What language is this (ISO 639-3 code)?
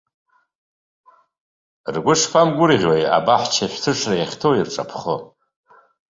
abk